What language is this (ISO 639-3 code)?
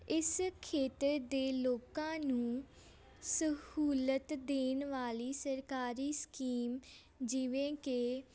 pan